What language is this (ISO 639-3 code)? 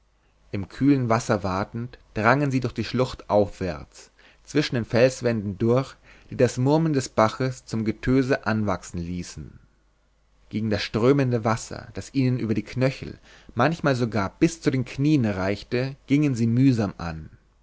deu